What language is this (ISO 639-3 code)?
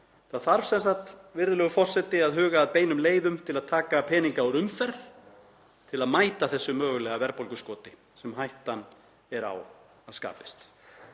isl